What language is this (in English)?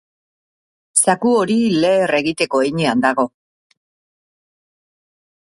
Basque